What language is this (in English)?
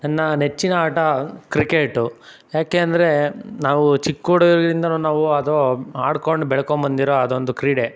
Kannada